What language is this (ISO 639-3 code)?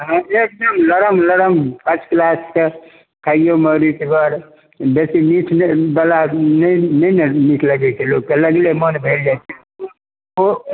mai